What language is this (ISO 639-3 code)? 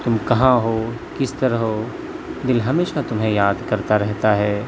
urd